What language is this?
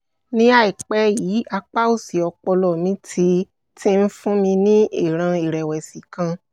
Yoruba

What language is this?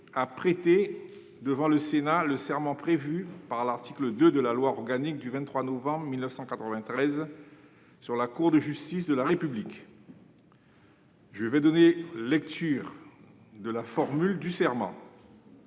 French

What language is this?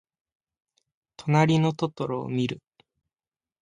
Japanese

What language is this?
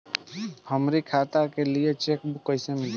Bhojpuri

